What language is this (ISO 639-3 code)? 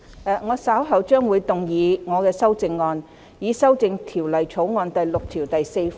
yue